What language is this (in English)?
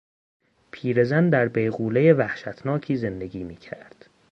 Persian